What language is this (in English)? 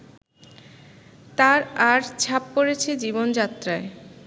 Bangla